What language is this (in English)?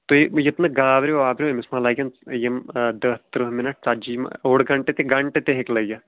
Kashmiri